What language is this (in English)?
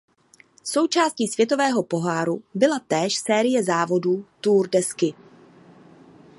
Czech